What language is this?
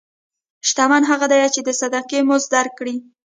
Pashto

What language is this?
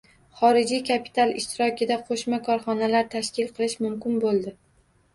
Uzbek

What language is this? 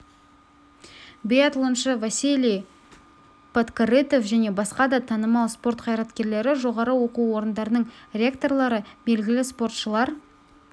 Kazakh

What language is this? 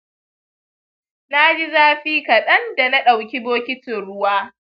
Hausa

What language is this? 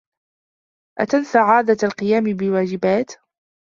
Arabic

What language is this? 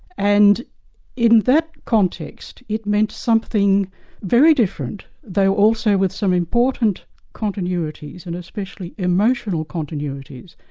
English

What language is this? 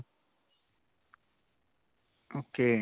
Punjabi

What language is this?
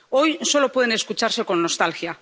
Spanish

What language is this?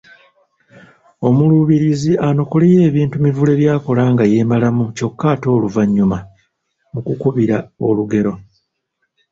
Ganda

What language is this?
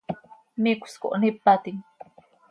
Seri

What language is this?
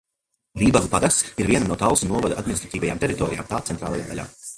Latvian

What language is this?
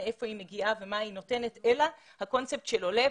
Hebrew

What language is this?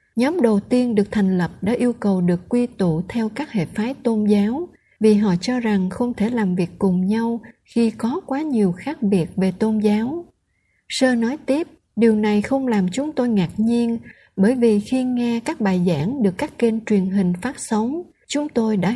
Vietnamese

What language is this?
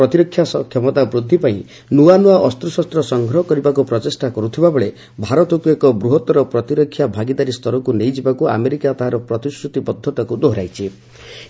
Odia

